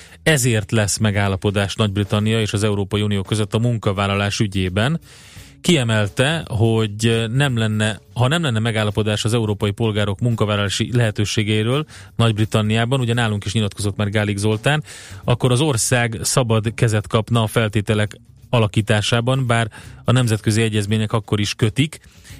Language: Hungarian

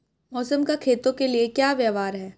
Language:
Hindi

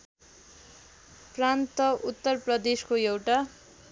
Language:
Nepali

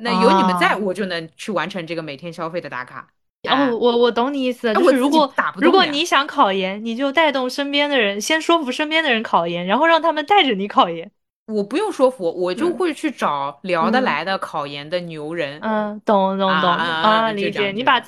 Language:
Chinese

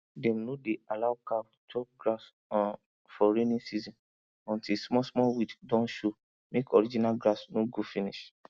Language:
Nigerian Pidgin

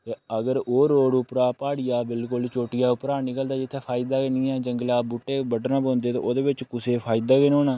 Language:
Dogri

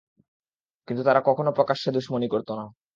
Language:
Bangla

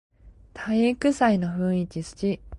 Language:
Japanese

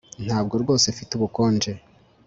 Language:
Kinyarwanda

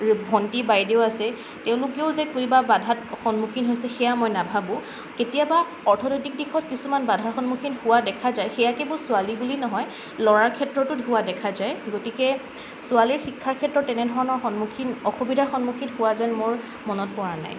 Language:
Assamese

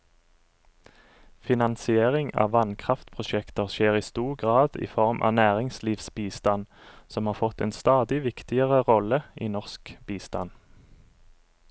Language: Norwegian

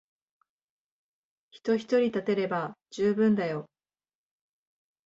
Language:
Japanese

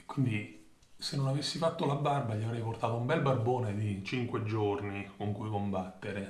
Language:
Italian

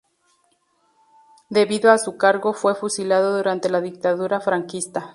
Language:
Spanish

